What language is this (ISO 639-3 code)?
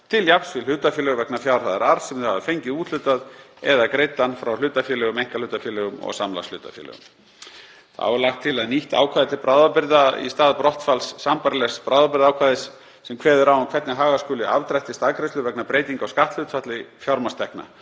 isl